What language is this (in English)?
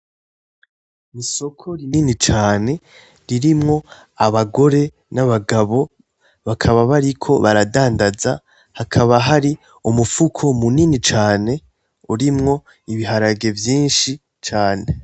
Rundi